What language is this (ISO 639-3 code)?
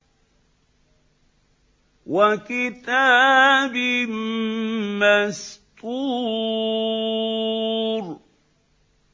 ara